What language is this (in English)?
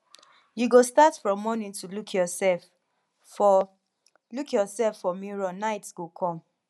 Nigerian Pidgin